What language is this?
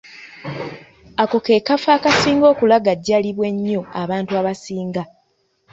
Ganda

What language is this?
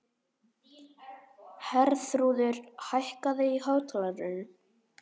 Icelandic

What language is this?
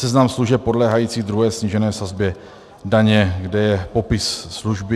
Czech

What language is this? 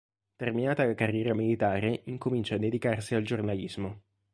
Italian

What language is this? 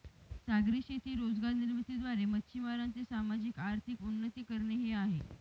Marathi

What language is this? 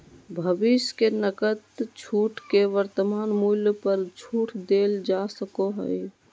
Magahi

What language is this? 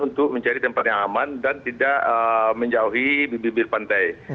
Indonesian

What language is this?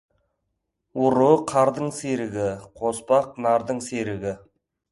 Kazakh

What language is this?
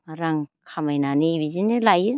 Bodo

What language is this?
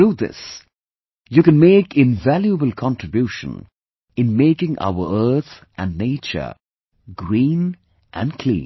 English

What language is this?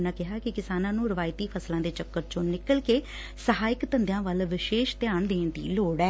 Punjabi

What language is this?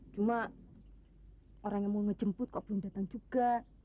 Indonesian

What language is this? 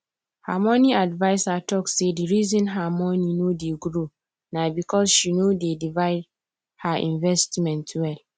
Nigerian Pidgin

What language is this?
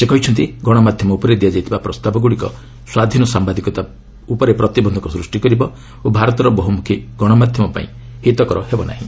Odia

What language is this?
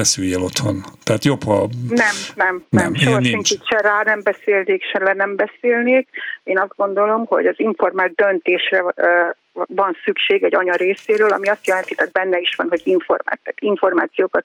Hungarian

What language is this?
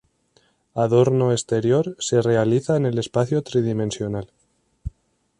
Spanish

